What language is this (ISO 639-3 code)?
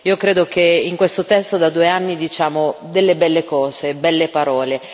ita